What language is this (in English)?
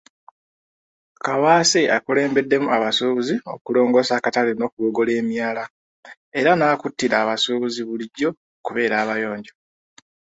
Ganda